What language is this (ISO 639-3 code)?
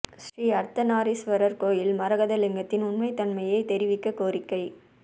tam